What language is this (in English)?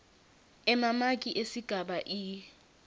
Swati